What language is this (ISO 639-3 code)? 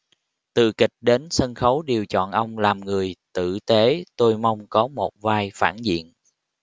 vie